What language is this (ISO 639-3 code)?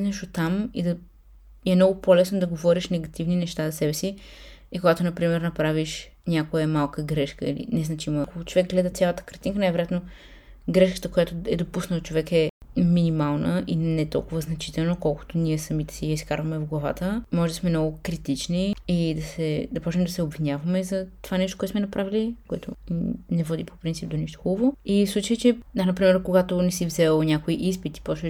bul